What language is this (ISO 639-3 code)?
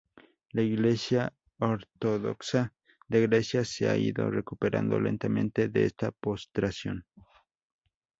spa